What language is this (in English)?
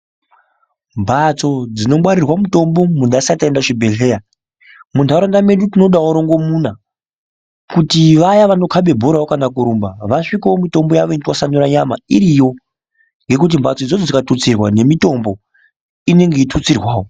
Ndau